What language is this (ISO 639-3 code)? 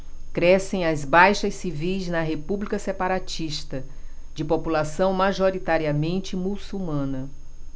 por